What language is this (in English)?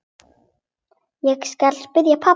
Icelandic